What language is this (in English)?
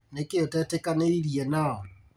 Kikuyu